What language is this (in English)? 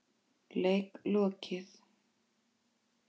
Icelandic